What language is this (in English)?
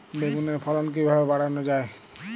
Bangla